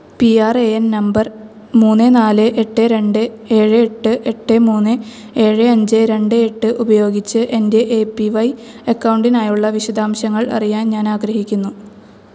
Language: Malayalam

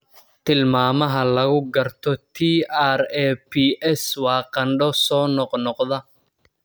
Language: Somali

